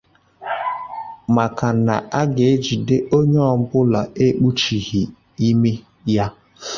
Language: Igbo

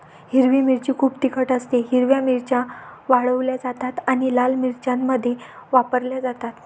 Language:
Marathi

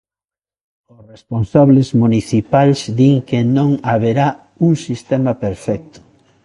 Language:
Galician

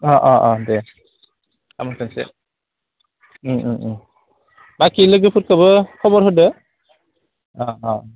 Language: Bodo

